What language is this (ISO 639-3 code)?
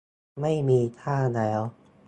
tha